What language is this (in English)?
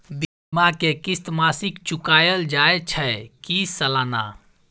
Maithili